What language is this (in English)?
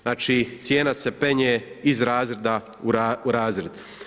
Croatian